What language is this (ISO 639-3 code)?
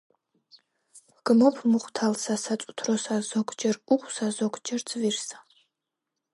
kat